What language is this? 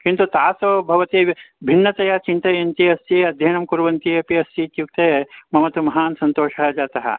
Sanskrit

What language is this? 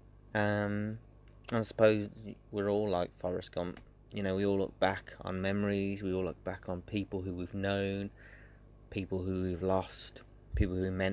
English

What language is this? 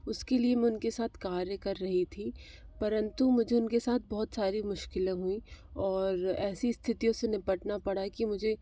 Hindi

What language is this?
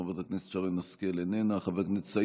Hebrew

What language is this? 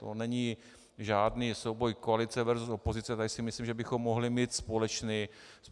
Czech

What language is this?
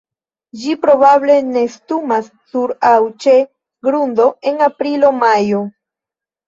Esperanto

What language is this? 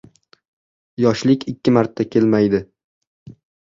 Uzbek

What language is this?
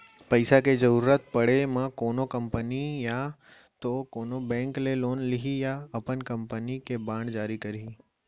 Chhattisgarhi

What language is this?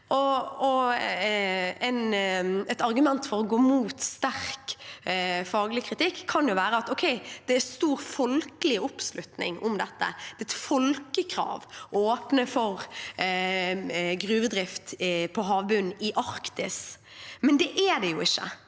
Norwegian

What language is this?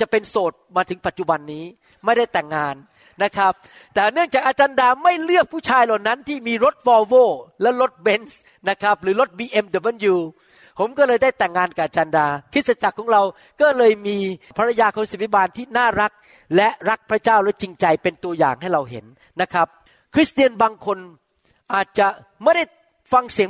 Thai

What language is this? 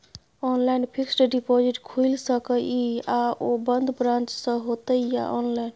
Maithili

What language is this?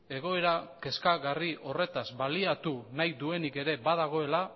Basque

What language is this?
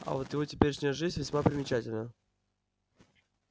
Russian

